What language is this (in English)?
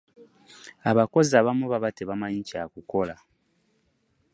Ganda